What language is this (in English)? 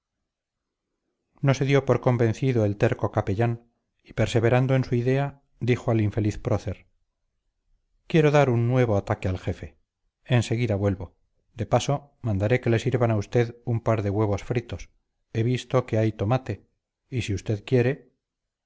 Spanish